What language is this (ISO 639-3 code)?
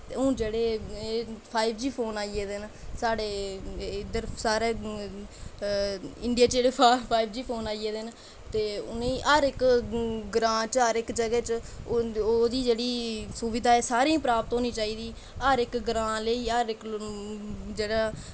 doi